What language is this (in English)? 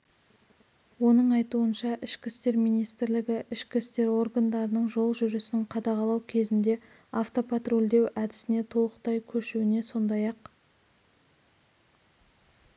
Kazakh